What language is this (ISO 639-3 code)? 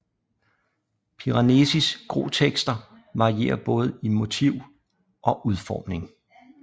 dan